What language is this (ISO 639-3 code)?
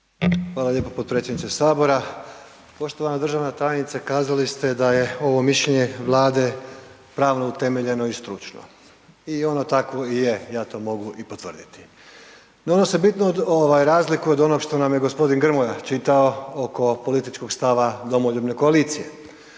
hrv